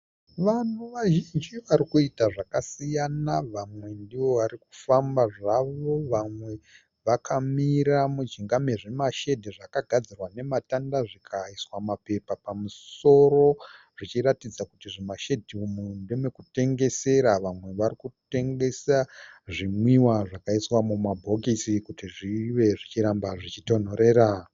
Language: Shona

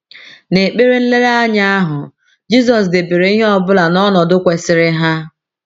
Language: Igbo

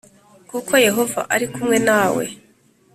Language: Kinyarwanda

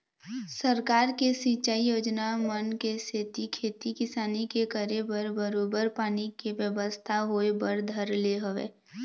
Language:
Chhattisgarhi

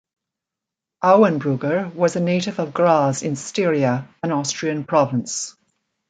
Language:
English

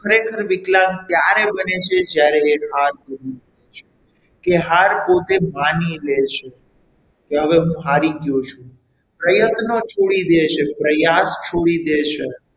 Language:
Gujarati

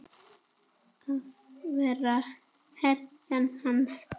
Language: Icelandic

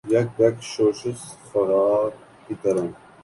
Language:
Urdu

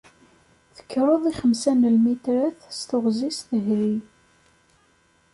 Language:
Kabyle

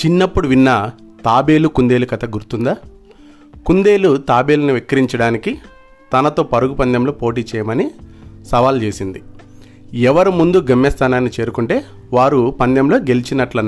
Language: Telugu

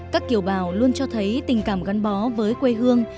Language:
Vietnamese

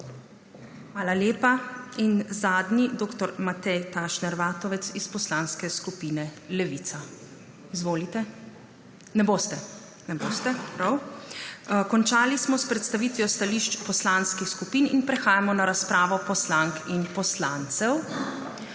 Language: Slovenian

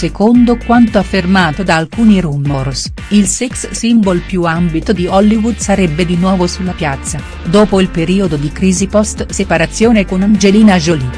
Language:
Italian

